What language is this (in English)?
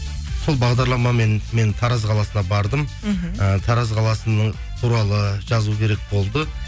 Kazakh